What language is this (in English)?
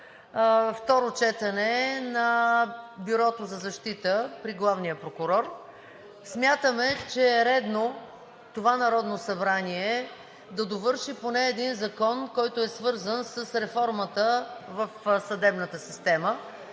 Bulgarian